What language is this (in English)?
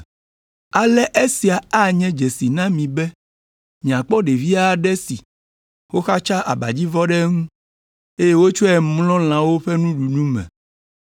Ewe